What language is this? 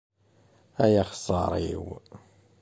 Kabyle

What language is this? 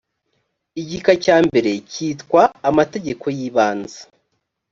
Kinyarwanda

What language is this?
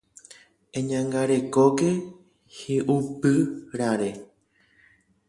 Guarani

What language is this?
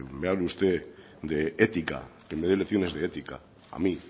Spanish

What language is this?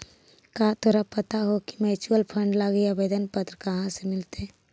Magahi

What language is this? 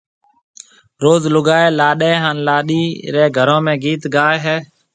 Marwari (Pakistan)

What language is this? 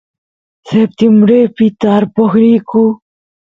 Santiago del Estero Quichua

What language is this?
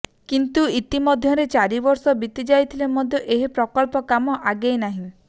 Odia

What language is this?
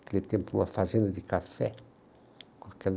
Portuguese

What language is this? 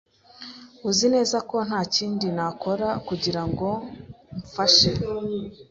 Kinyarwanda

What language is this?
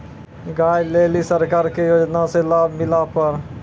Maithili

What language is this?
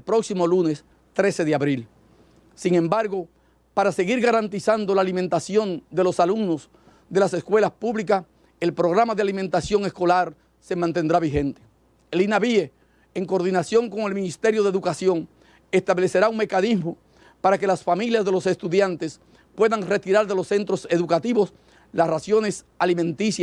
Spanish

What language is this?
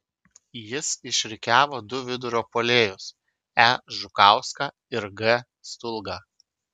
Lithuanian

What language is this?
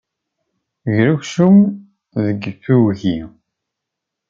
Kabyle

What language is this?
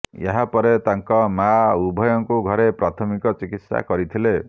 Odia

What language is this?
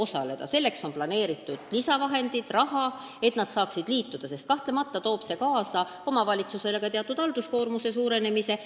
Estonian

